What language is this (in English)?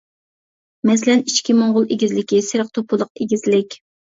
Uyghur